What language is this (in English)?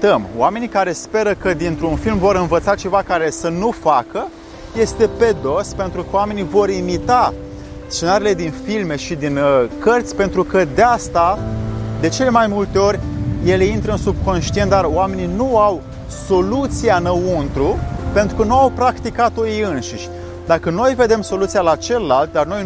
Romanian